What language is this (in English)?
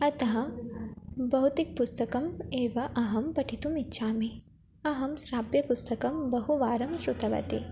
Sanskrit